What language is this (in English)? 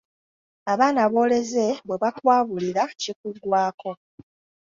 Ganda